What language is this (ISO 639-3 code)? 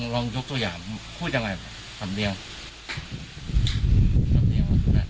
tha